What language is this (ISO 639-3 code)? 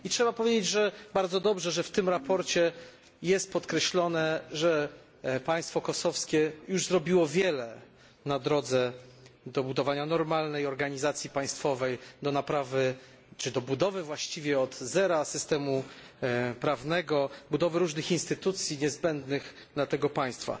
pol